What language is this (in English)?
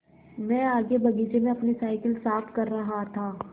Hindi